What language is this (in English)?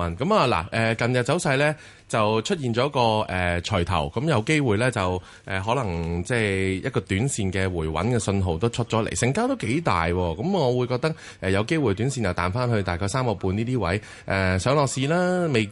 Chinese